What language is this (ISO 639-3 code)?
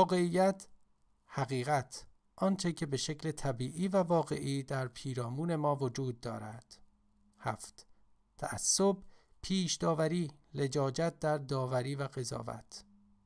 fas